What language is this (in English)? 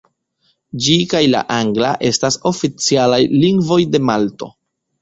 Esperanto